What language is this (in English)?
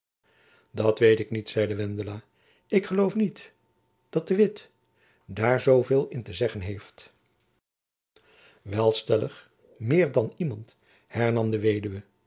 Dutch